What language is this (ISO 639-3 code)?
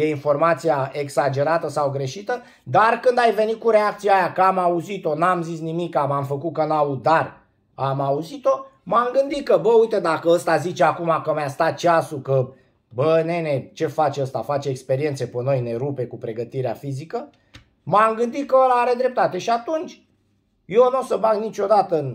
ron